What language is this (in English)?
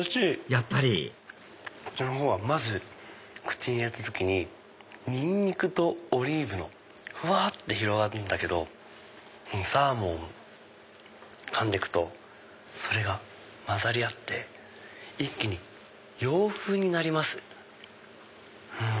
Japanese